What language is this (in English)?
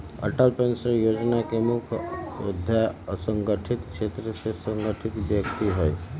Magahi